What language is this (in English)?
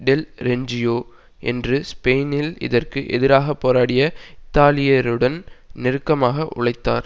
Tamil